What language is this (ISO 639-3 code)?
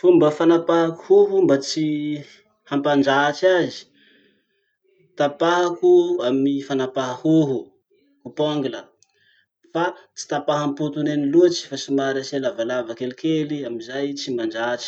msh